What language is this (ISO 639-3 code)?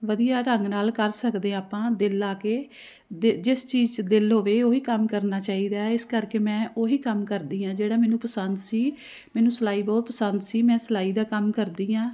pan